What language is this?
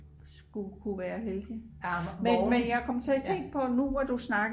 Danish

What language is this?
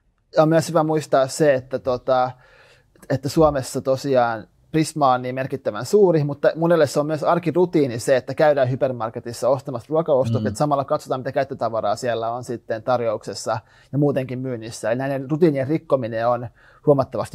Finnish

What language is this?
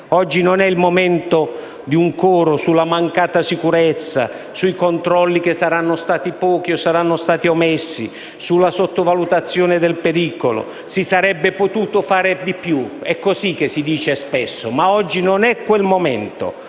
Italian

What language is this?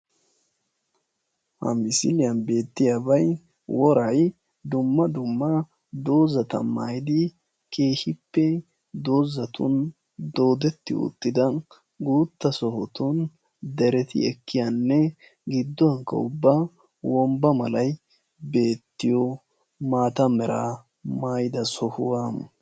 Wolaytta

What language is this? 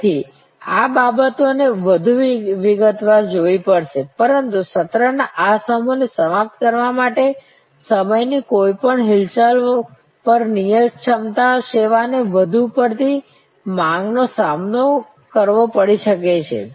Gujarati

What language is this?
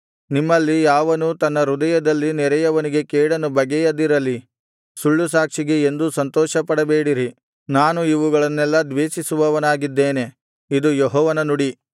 Kannada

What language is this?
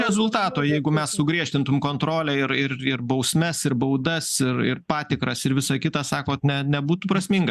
Lithuanian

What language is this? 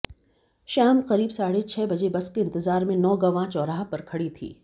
Hindi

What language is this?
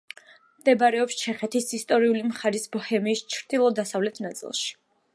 Georgian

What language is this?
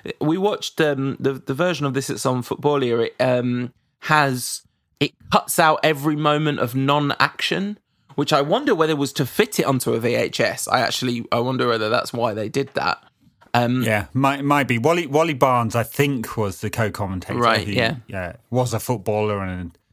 English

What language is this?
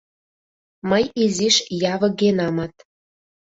Mari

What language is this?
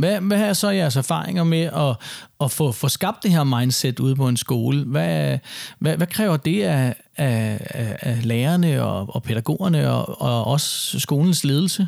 Danish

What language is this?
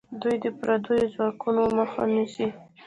Pashto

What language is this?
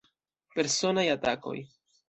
Esperanto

